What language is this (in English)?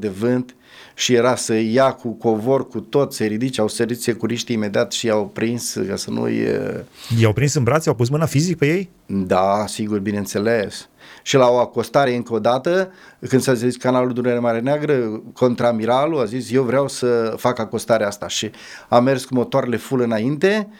Romanian